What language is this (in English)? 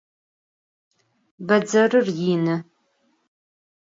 Adyghe